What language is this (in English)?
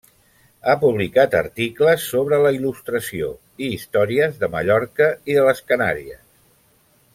Catalan